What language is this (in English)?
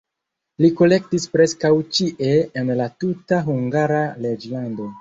Esperanto